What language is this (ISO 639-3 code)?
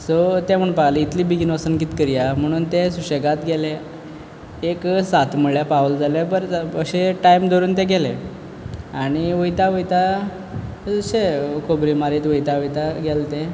kok